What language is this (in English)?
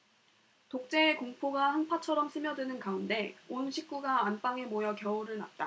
Korean